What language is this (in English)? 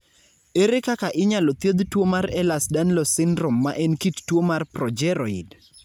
Luo (Kenya and Tanzania)